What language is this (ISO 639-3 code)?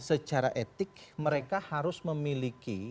ind